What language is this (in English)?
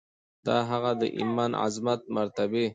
Pashto